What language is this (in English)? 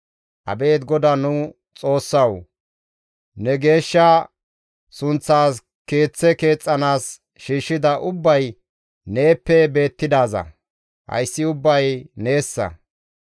Gamo